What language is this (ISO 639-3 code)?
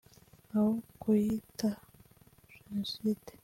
kin